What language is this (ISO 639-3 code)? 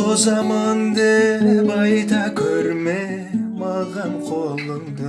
kaz